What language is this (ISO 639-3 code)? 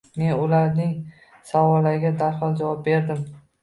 uzb